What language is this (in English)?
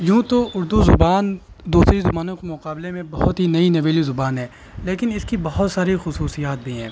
Urdu